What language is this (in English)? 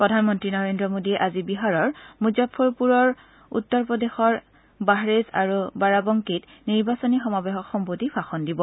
Assamese